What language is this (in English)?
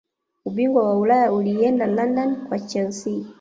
Swahili